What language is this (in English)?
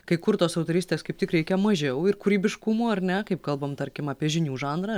Lithuanian